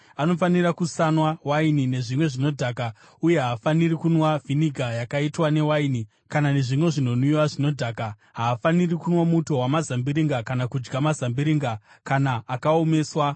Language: Shona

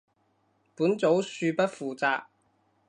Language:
Cantonese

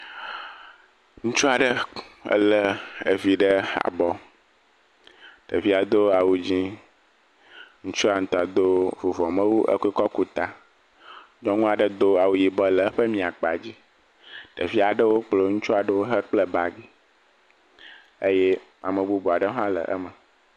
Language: Ewe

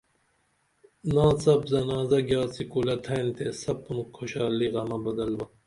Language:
Dameli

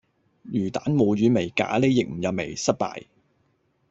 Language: Cantonese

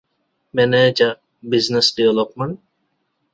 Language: Divehi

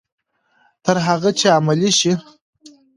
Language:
Pashto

